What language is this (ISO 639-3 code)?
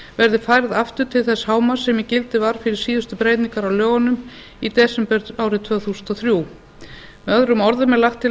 isl